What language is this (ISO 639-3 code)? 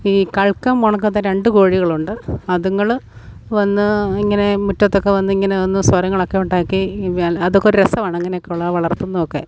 mal